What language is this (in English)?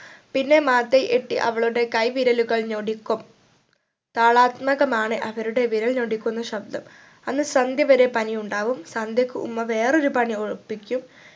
Malayalam